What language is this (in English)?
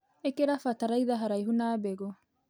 Kikuyu